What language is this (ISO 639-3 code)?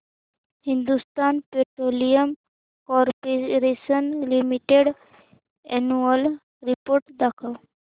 mar